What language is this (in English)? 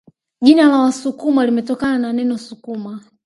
Swahili